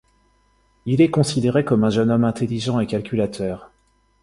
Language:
French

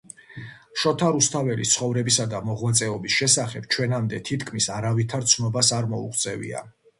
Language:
Georgian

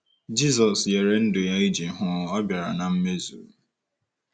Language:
Igbo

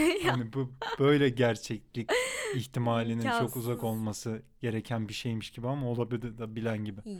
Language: Turkish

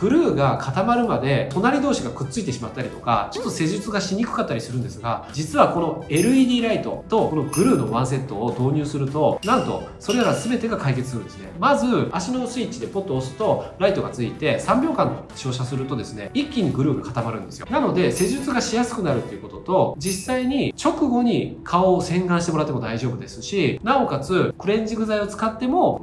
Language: Japanese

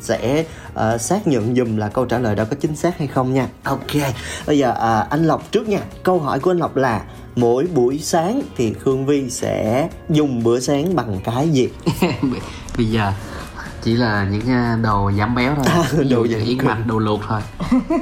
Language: Vietnamese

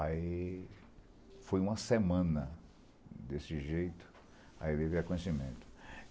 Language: Portuguese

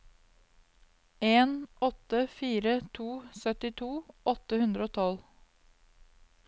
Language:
Norwegian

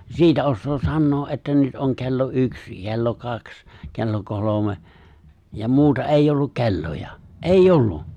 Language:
Finnish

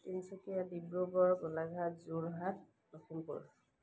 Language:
Assamese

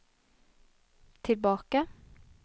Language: Norwegian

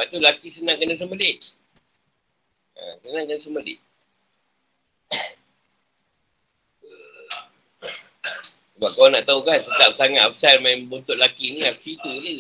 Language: Malay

